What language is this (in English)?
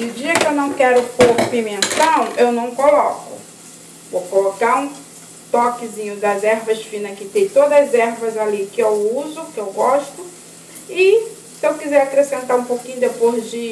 Portuguese